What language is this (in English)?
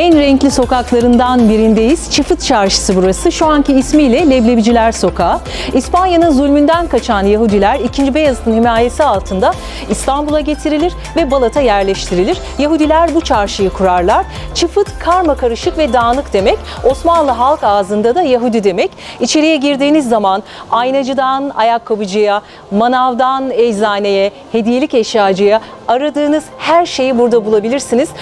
Turkish